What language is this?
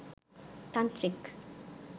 Bangla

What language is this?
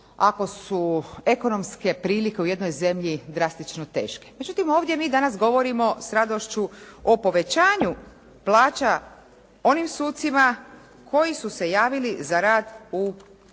Croatian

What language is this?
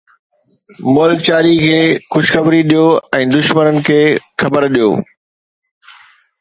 Sindhi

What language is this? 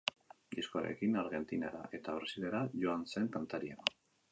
Basque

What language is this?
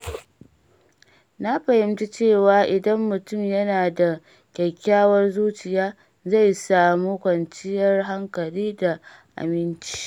Hausa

